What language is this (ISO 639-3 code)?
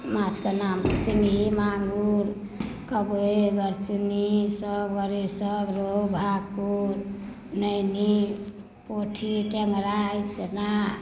mai